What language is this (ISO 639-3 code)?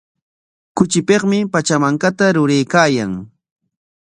qwa